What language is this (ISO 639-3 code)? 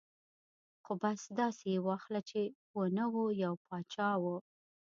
pus